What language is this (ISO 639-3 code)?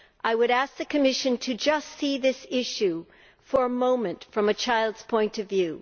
eng